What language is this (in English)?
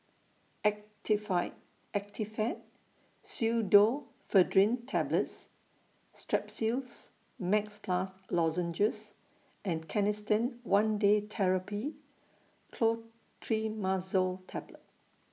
English